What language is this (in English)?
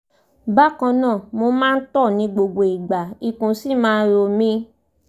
Yoruba